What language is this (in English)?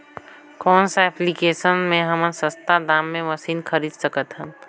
Chhattisgarhi